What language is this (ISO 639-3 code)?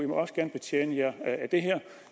dan